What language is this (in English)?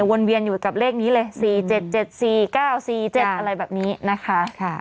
Thai